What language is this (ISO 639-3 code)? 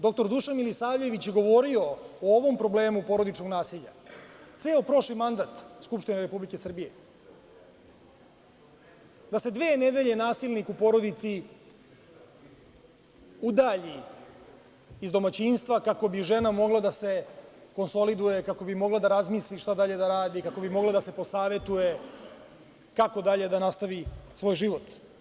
srp